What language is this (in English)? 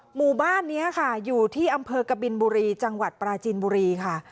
Thai